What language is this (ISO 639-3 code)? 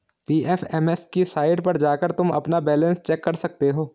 hin